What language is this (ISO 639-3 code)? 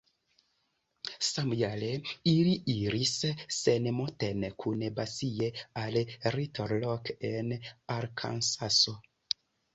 epo